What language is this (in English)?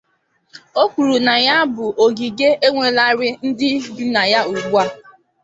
Igbo